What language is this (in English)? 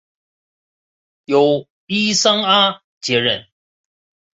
Chinese